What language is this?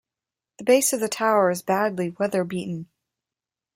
English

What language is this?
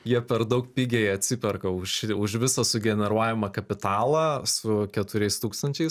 Lithuanian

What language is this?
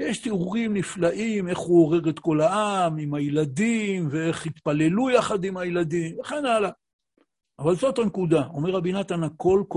Hebrew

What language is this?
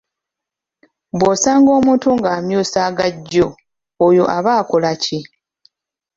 Ganda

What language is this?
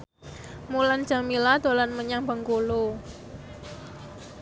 Javanese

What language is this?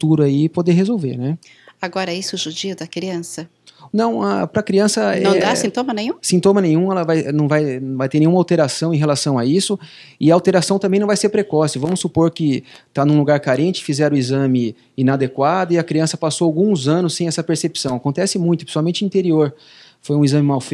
Portuguese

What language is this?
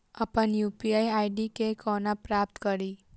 Maithili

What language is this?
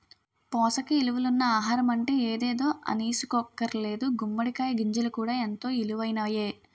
Telugu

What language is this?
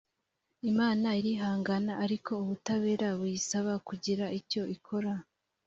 Kinyarwanda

